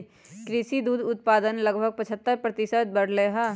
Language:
Magahi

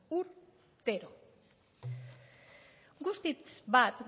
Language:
Basque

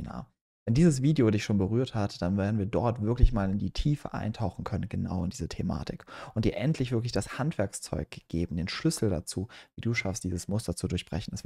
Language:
German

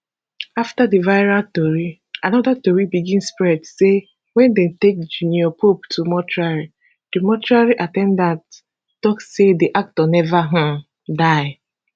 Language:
Nigerian Pidgin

